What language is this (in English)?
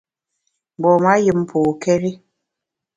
Bamun